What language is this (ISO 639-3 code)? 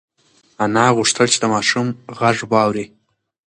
pus